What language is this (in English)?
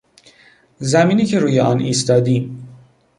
Persian